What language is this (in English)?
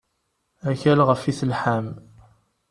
Kabyle